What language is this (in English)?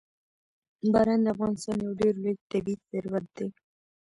Pashto